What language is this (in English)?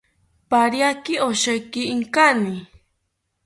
South Ucayali Ashéninka